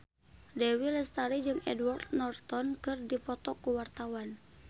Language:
Sundanese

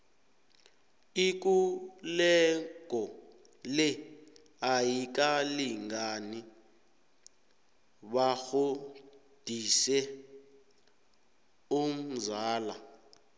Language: South Ndebele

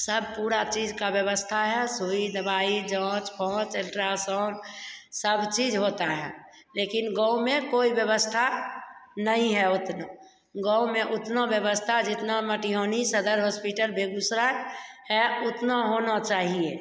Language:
Hindi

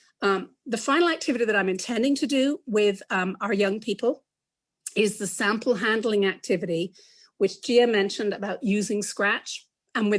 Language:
English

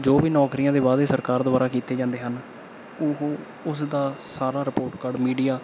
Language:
Punjabi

